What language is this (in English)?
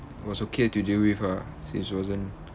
English